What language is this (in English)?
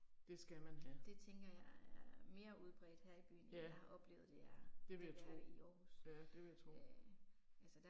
Danish